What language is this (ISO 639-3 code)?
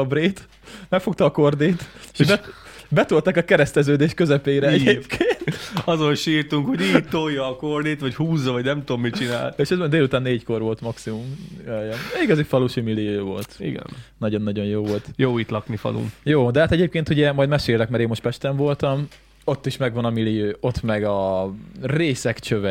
hun